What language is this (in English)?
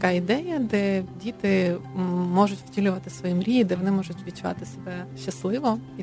Ukrainian